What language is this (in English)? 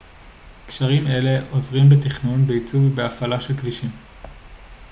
Hebrew